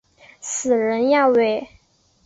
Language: Chinese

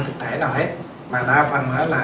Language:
Vietnamese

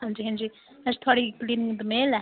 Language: Dogri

